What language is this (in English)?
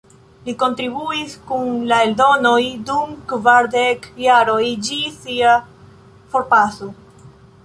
Esperanto